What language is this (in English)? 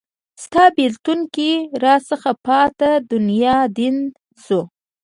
Pashto